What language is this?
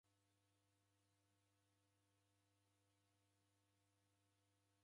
Taita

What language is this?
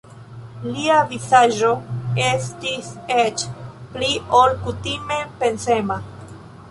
Esperanto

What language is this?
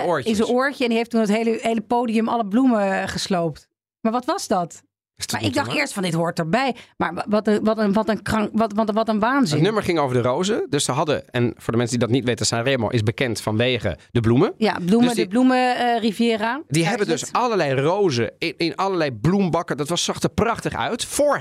Dutch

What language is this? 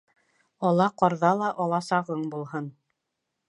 Bashkir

